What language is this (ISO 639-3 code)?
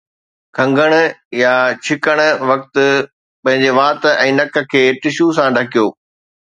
snd